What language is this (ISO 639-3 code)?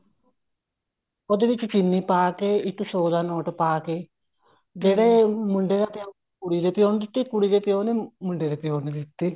pan